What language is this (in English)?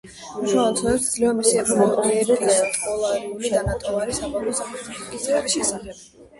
Georgian